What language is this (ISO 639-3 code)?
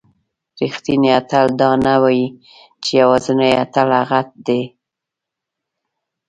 pus